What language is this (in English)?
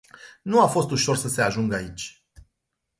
Romanian